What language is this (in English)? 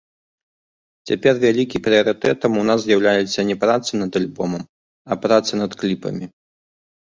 Belarusian